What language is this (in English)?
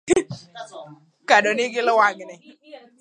Luo (Kenya and Tanzania)